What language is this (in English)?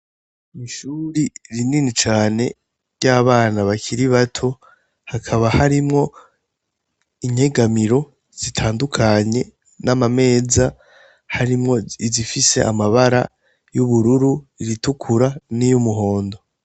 Rundi